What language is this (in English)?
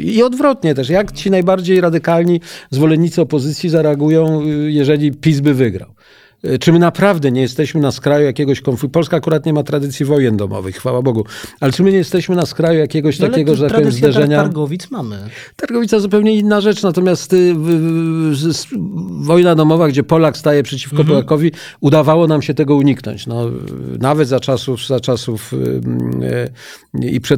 Polish